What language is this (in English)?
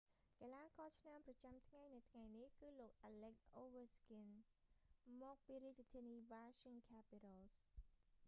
Khmer